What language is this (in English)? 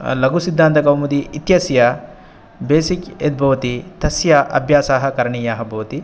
Sanskrit